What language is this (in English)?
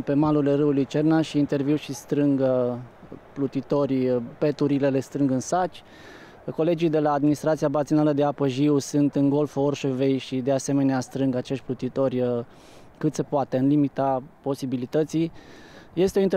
Romanian